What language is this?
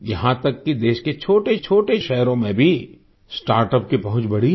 Hindi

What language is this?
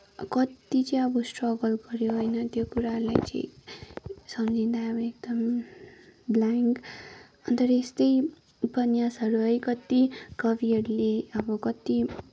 Nepali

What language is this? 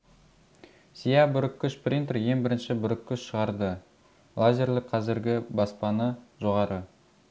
Kazakh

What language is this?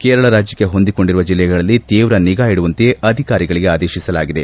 Kannada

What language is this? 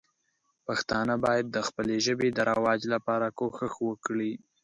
Pashto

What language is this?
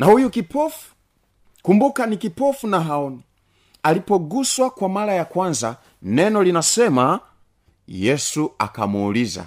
Swahili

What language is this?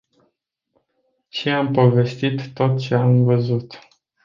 Romanian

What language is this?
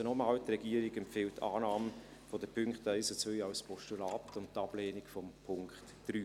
Swiss German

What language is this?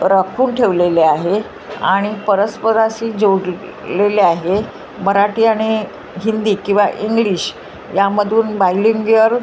Marathi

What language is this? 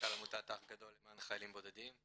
Hebrew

